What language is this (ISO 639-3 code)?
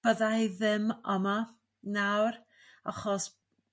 cym